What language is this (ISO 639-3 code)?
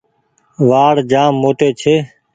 gig